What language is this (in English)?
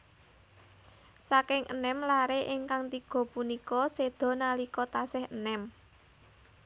Javanese